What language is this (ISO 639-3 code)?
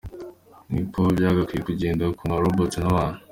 kin